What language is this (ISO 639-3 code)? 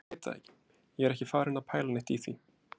isl